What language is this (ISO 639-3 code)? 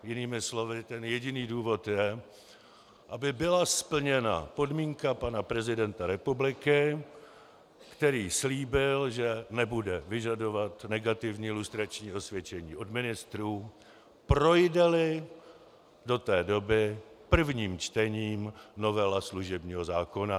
ces